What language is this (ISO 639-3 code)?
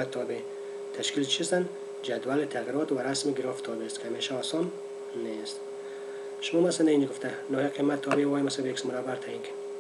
fas